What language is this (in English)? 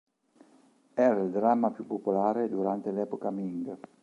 Italian